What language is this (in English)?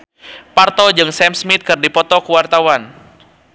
Sundanese